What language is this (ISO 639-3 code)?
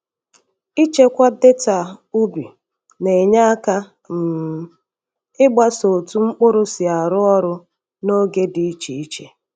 ibo